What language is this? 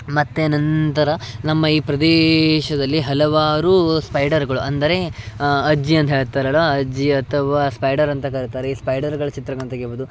Kannada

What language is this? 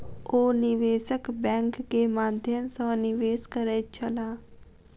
Maithili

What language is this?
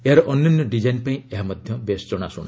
Odia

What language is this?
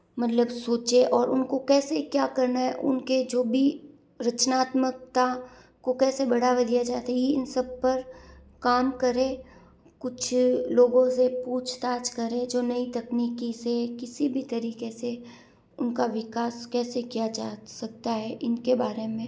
Hindi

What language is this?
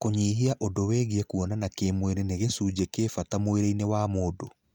Kikuyu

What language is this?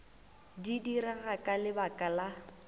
Northern Sotho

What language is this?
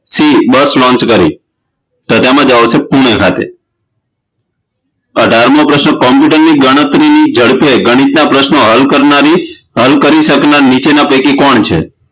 Gujarati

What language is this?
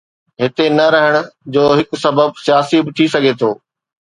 Sindhi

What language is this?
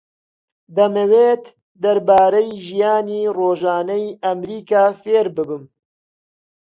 Central Kurdish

